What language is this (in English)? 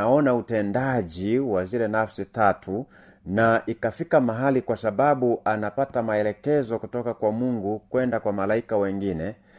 Swahili